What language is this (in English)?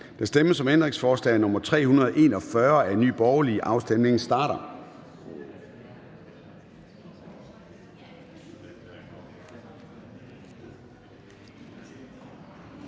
Danish